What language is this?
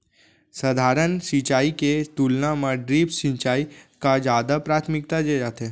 Chhattisgarhi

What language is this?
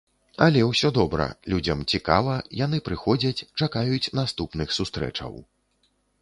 Belarusian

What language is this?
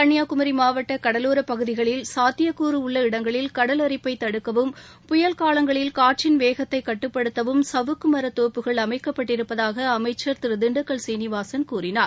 Tamil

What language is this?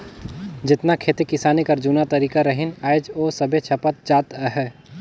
Chhattisgarhi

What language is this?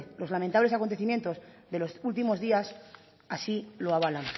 Spanish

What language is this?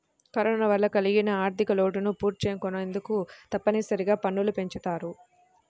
Telugu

